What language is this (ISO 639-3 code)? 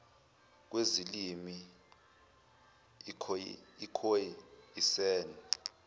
zul